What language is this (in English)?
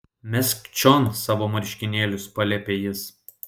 Lithuanian